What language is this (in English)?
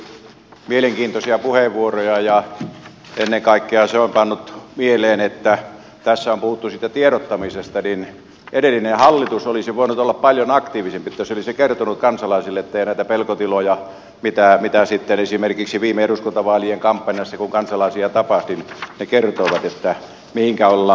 Finnish